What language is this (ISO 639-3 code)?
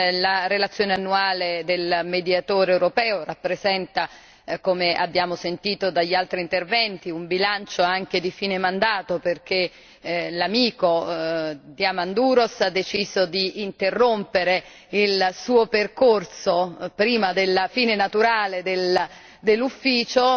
ita